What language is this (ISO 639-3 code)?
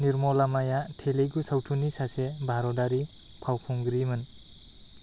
brx